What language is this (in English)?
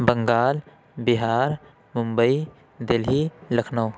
Urdu